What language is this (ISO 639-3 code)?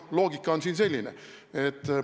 est